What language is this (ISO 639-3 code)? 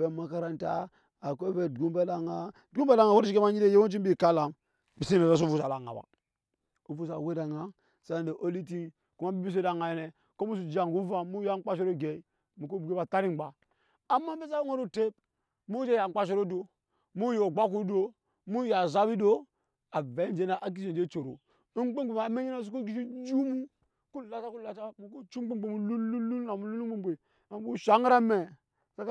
yes